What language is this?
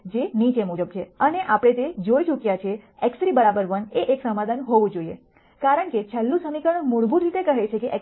Gujarati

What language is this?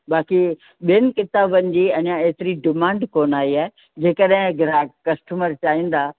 Sindhi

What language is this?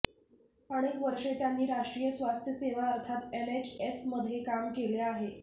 Marathi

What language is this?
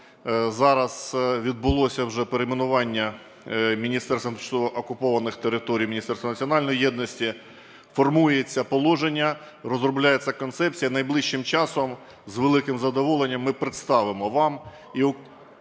Ukrainian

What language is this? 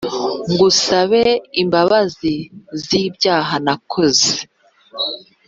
Kinyarwanda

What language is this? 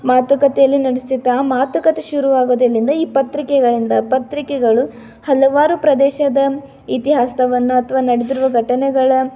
Kannada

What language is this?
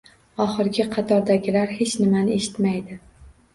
Uzbek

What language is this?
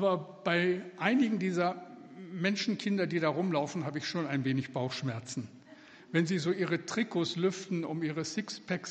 German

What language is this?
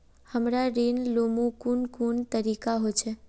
Magahi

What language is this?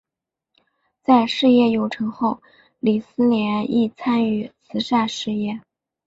Chinese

